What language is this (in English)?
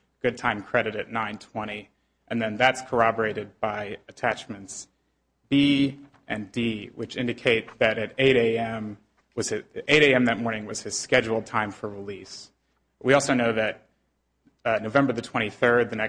English